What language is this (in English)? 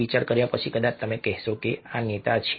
Gujarati